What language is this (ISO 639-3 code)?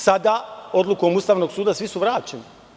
srp